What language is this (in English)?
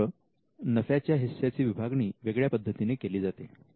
Marathi